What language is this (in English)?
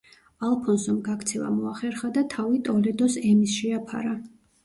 Georgian